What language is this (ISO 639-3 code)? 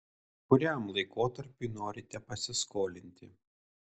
lit